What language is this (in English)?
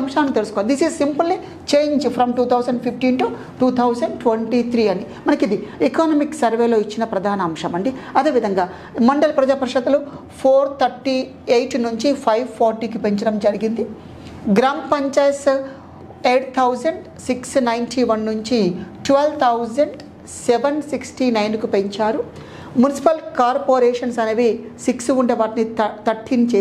Hindi